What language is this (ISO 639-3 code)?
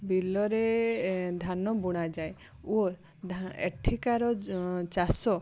ori